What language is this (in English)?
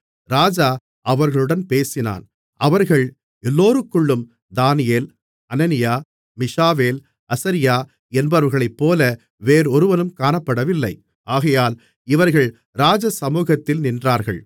Tamil